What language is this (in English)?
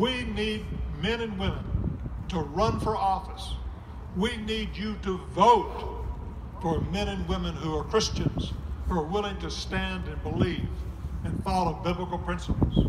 English